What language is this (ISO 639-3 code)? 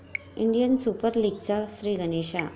mar